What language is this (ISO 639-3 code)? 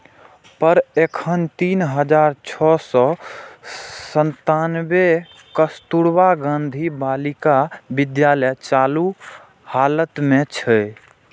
mai